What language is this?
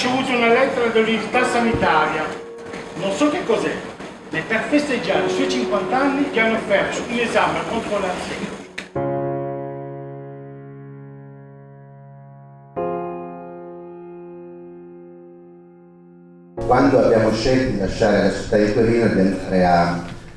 Italian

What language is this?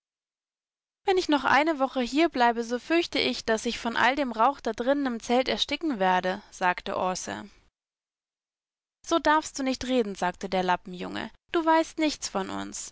German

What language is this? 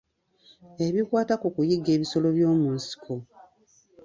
Ganda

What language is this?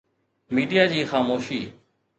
Sindhi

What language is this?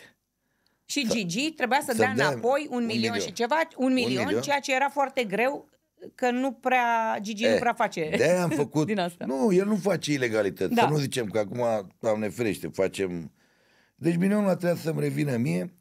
Romanian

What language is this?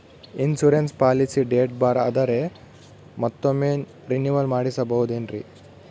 Kannada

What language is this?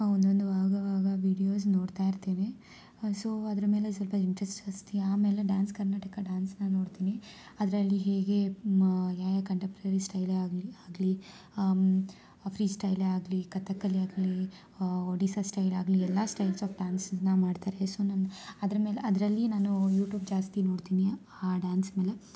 Kannada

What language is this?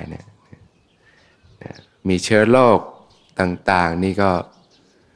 Thai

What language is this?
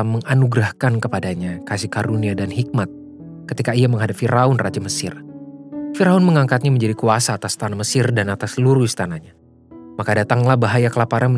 Indonesian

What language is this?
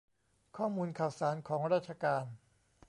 Thai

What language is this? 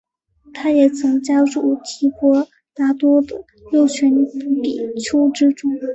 Chinese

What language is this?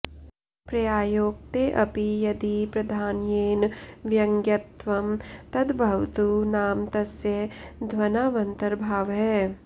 Sanskrit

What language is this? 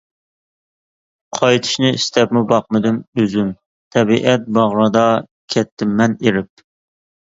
Uyghur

